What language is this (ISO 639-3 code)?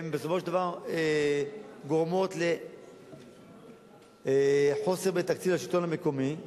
heb